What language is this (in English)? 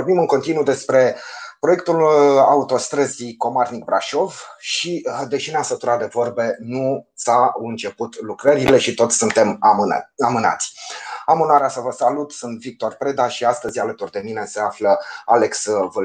Romanian